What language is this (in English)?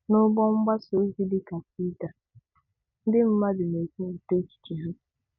Igbo